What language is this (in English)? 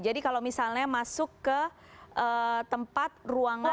Indonesian